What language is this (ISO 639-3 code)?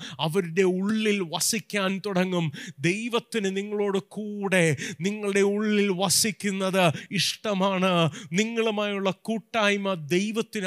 mal